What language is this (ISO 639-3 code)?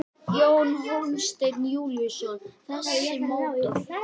isl